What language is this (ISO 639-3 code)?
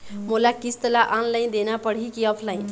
hne